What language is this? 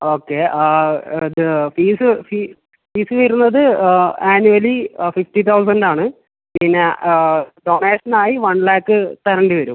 Malayalam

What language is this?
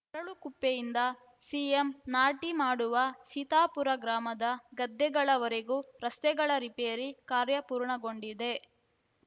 Kannada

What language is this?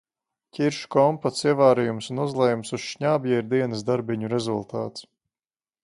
Latvian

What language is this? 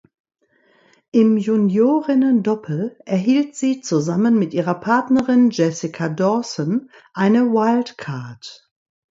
German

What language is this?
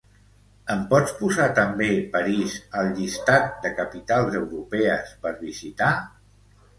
Catalan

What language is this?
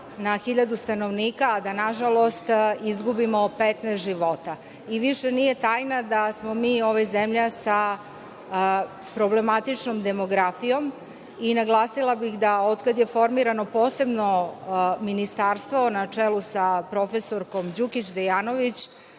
Serbian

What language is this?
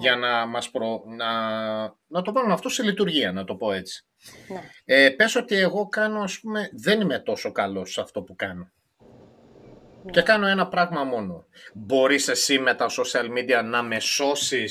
Greek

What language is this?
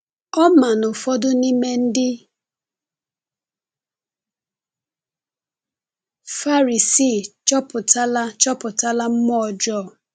Igbo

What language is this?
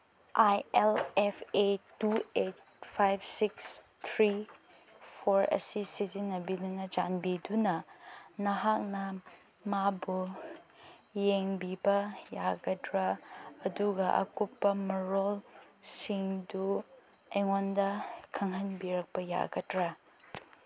Manipuri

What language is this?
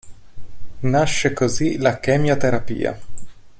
Italian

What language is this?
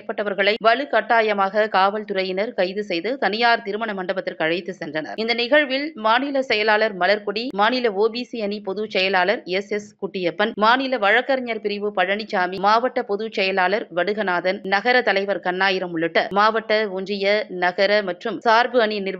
Tamil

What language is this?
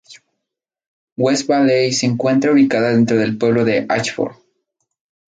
Spanish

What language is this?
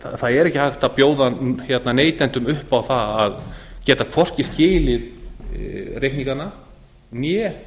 Icelandic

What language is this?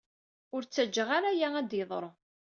Kabyle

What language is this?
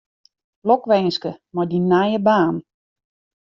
Western Frisian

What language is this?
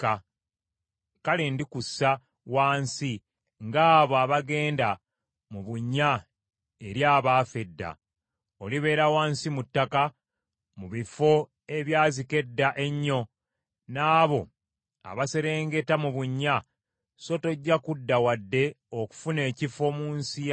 Ganda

